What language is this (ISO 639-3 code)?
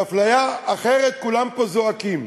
heb